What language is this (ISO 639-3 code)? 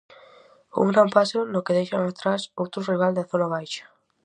glg